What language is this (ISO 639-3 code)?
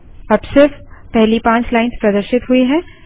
hin